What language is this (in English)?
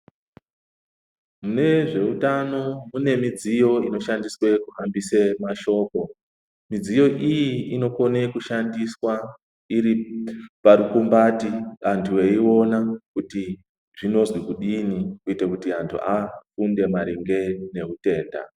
Ndau